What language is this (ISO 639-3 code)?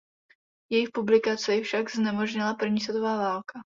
ces